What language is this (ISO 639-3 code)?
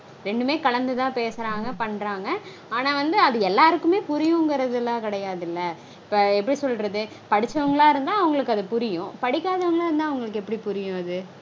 tam